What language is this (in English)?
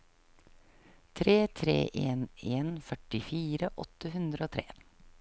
Norwegian